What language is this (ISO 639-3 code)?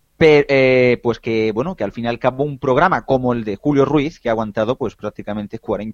spa